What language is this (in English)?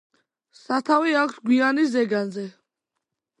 Georgian